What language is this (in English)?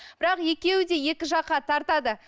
Kazakh